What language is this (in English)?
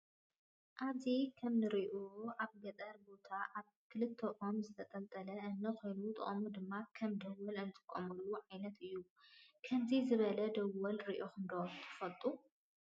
Tigrinya